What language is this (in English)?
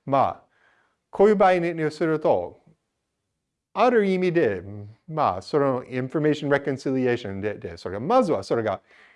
Japanese